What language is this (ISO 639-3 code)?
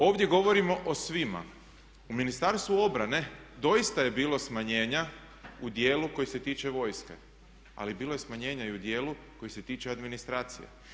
hrv